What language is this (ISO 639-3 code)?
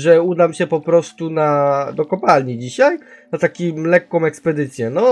pol